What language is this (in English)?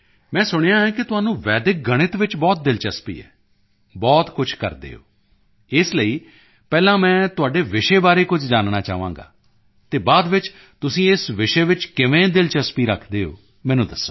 Punjabi